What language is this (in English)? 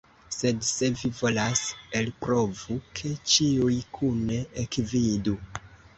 Esperanto